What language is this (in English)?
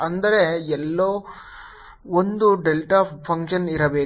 Kannada